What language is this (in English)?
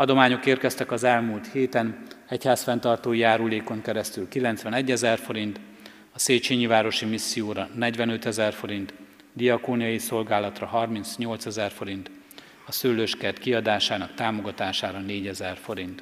Hungarian